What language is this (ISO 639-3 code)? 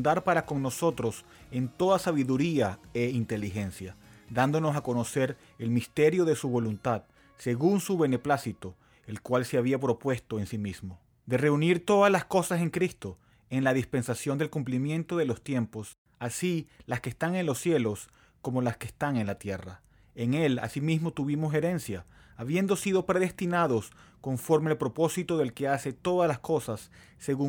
spa